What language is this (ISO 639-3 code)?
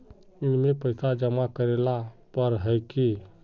mag